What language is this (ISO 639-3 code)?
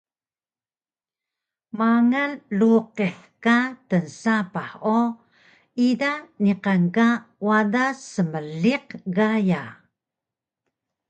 trv